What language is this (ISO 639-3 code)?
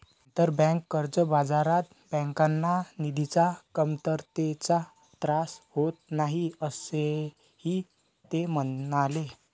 mar